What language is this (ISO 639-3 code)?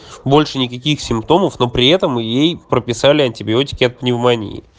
rus